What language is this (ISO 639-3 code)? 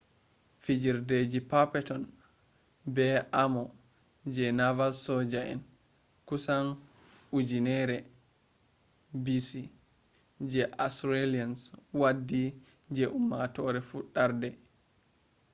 ful